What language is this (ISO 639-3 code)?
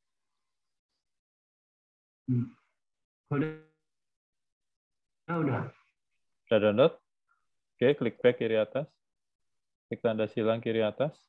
ind